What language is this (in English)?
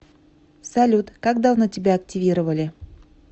Russian